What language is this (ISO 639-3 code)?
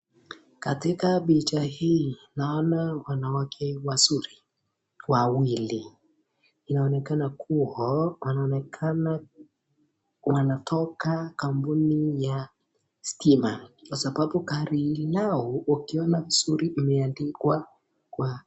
swa